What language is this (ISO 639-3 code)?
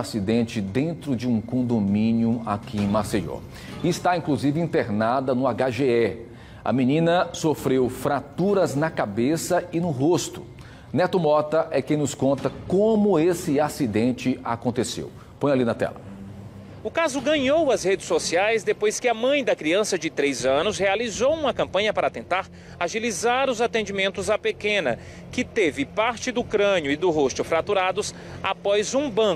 por